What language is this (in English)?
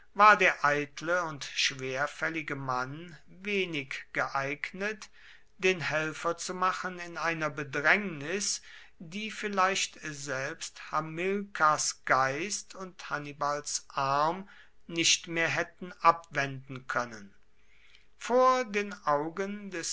German